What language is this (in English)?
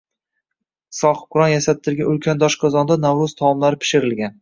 Uzbek